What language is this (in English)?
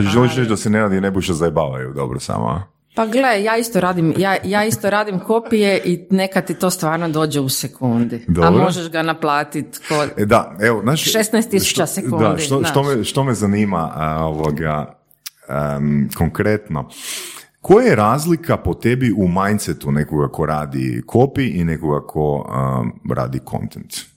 Croatian